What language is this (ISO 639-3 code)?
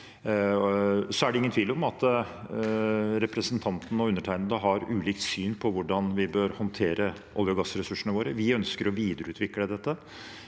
nor